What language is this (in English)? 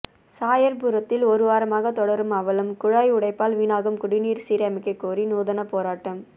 Tamil